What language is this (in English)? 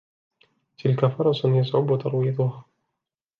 Arabic